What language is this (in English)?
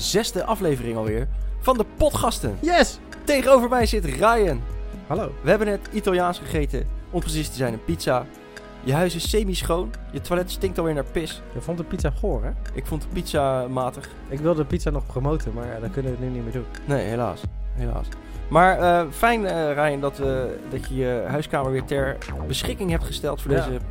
Dutch